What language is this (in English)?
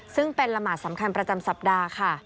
Thai